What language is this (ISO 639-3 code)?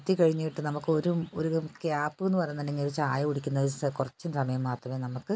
mal